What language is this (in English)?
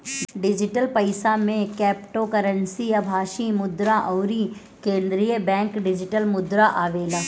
Bhojpuri